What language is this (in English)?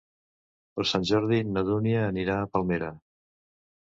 Catalan